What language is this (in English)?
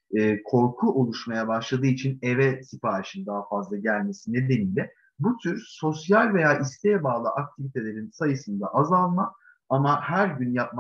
Turkish